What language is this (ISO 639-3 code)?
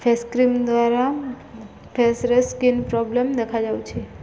ori